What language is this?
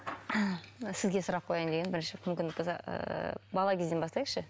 Kazakh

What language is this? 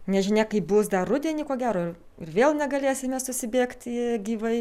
Lithuanian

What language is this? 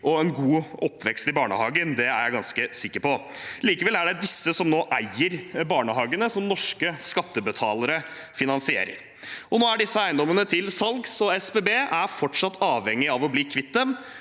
Norwegian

